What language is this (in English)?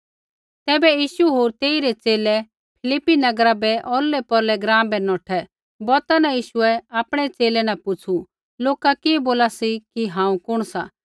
Kullu Pahari